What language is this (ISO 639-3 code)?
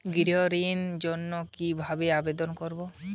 ben